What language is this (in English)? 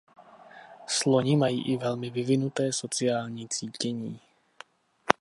Czech